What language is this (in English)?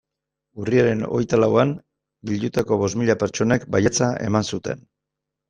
Basque